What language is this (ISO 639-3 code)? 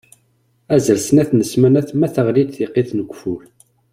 kab